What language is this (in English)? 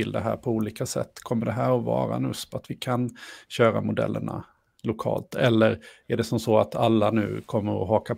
Swedish